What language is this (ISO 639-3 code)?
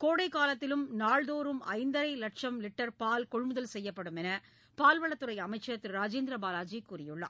tam